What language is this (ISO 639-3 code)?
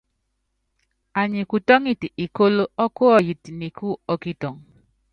yav